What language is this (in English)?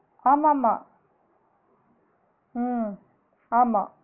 Tamil